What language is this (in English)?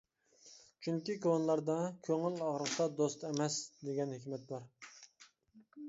Uyghur